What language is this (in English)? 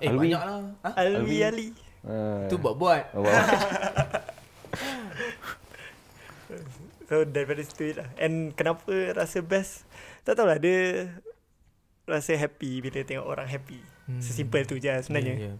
Malay